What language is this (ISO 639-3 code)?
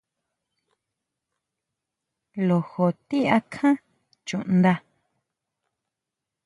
mau